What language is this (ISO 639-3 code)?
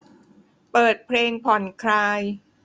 tha